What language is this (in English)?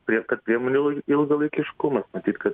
Lithuanian